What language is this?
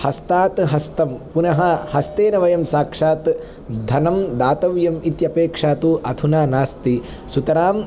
Sanskrit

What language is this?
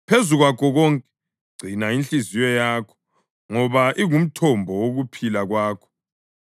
North Ndebele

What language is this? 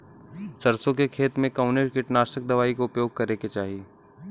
Bhojpuri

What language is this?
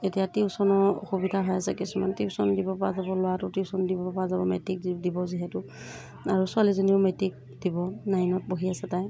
Assamese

